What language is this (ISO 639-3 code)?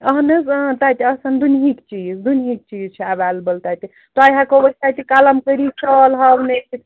kas